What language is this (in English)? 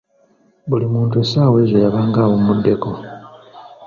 Ganda